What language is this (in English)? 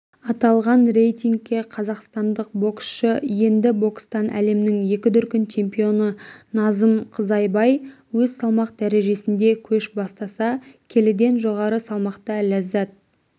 Kazakh